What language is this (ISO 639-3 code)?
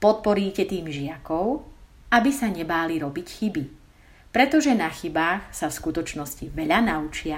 slk